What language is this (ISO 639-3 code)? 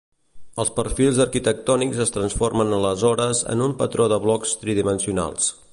cat